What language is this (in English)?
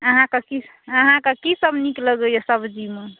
Maithili